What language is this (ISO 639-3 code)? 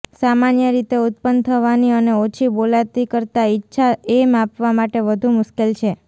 guj